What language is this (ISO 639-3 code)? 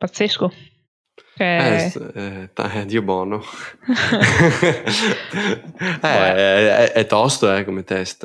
ita